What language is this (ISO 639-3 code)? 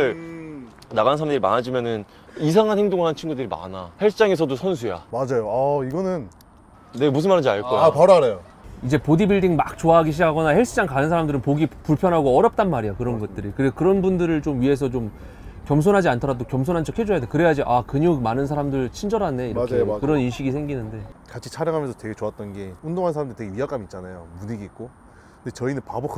kor